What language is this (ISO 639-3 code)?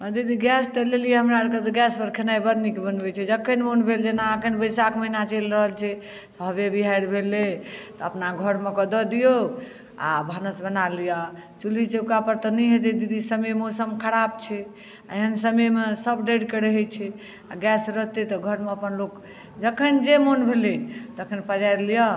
mai